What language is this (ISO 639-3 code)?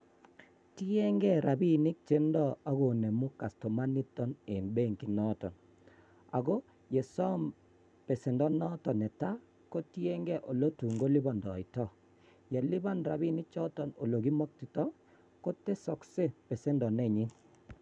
kln